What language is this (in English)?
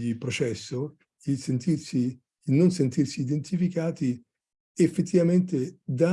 Italian